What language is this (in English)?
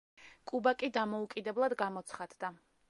Georgian